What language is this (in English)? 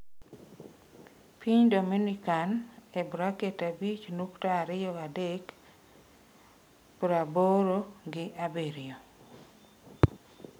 Luo (Kenya and Tanzania)